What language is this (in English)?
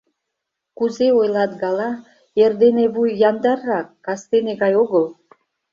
Mari